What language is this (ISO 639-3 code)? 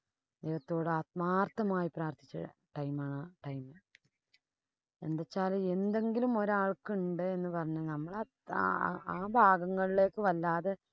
mal